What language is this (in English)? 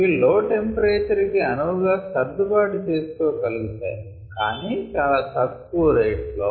Telugu